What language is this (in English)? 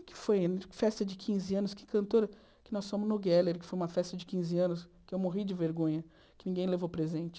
Portuguese